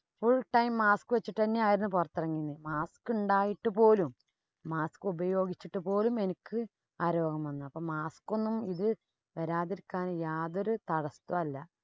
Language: Malayalam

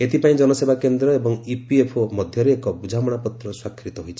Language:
Odia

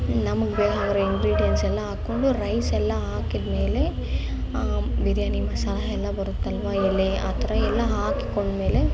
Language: Kannada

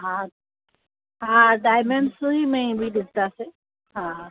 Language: Sindhi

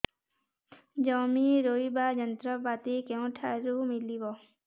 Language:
Odia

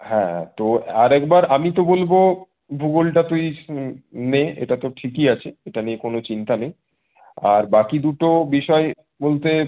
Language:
Bangla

